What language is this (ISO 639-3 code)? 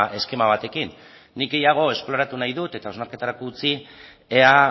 eus